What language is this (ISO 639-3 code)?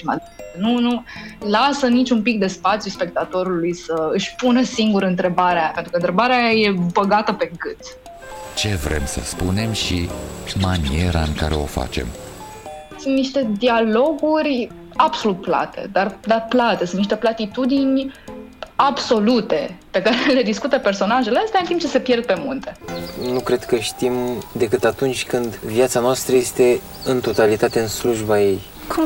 ron